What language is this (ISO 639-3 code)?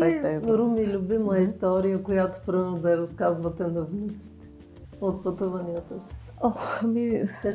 bul